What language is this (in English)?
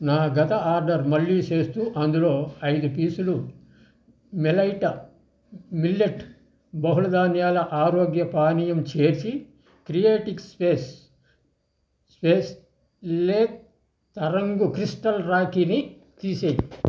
Telugu